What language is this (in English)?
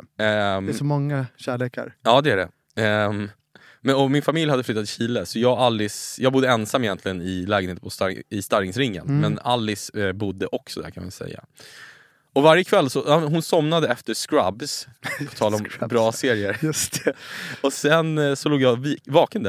Swedish